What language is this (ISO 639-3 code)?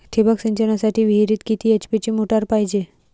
mar